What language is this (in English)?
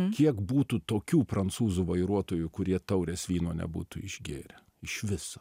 Lithuanian